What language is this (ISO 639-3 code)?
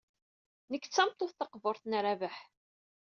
kab